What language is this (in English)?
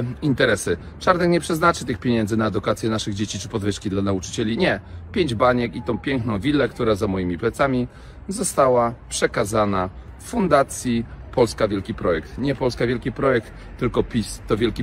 Polish